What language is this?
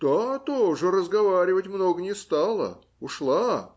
Russian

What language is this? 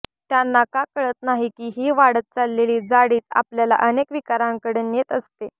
Marathi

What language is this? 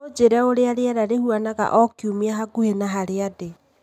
Kikuyu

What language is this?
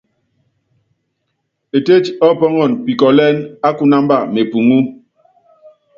Yangben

